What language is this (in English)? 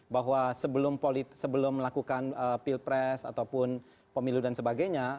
Indonesian